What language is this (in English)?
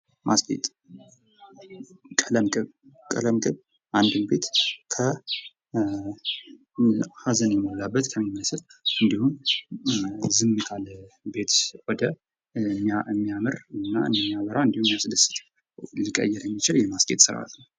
Amharic